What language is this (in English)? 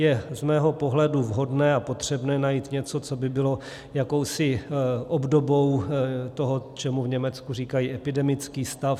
Czech